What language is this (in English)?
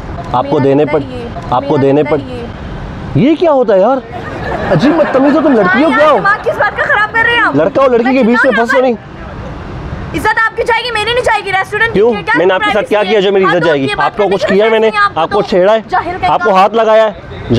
Hindi